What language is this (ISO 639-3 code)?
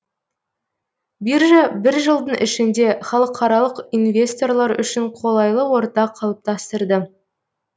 kaz